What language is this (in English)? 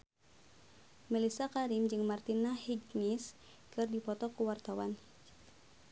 Sundanese